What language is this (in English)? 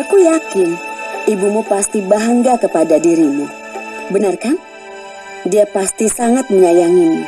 Indonesian